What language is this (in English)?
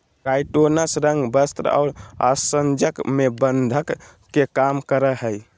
Magahi